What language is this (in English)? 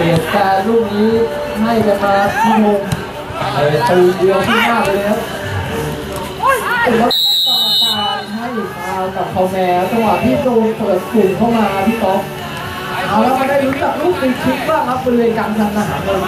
Thai